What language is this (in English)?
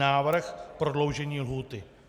Czech